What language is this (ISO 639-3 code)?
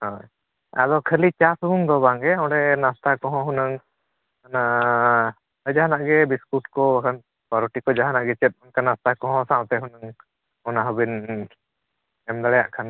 sat